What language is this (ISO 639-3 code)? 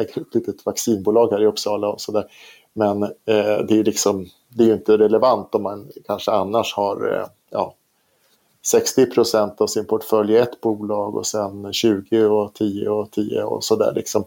swe